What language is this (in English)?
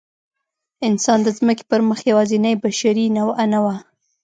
Pashto